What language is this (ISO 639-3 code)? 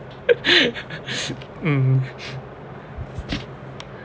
eng